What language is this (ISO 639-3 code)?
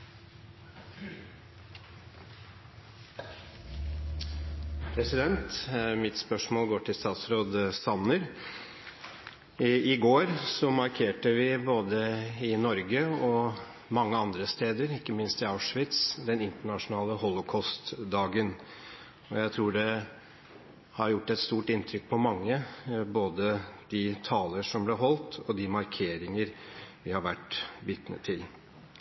nor